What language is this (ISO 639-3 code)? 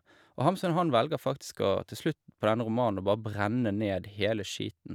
nor